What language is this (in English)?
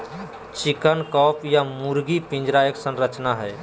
Magahi